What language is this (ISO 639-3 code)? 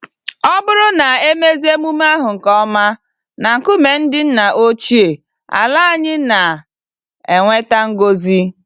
ibo